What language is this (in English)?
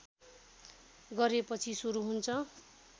Nepali